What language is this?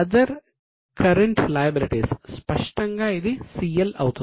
Telugu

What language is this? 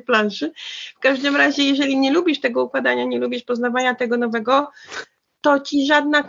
Polish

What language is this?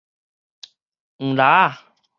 Min Nan Chinese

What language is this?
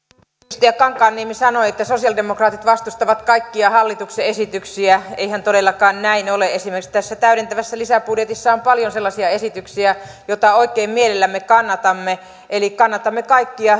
Finnish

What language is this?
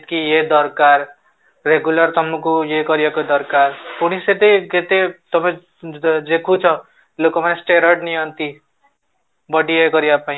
Odia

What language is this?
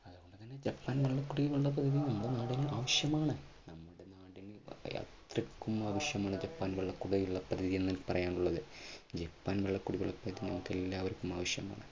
Malayalam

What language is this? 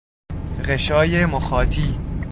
Persian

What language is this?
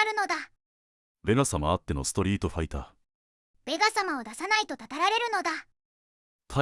Japanese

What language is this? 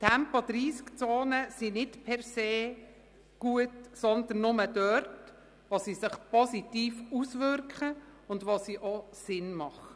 Swiss German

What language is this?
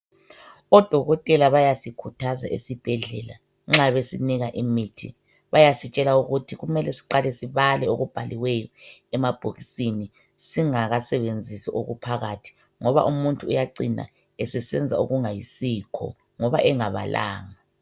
North Ndebele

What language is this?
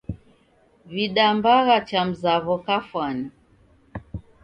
Taita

